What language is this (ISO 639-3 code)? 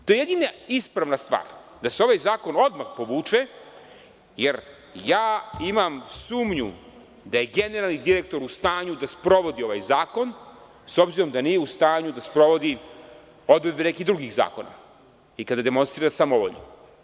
srp